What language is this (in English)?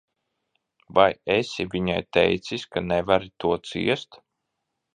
Latvian